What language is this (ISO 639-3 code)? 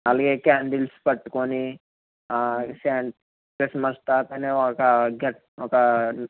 tel